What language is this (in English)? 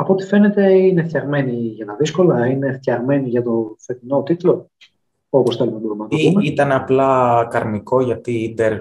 Greek